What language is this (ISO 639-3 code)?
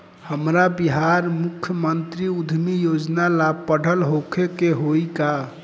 bho